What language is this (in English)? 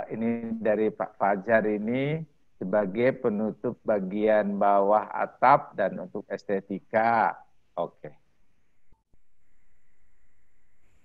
Indonesian